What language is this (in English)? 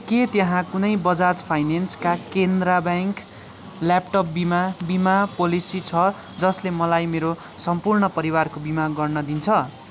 Nepali